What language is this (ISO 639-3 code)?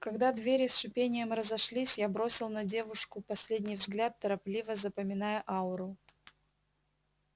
rus